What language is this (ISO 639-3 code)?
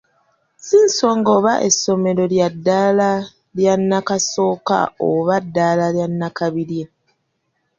lug